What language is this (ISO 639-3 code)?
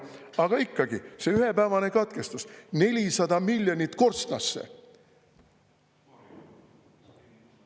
est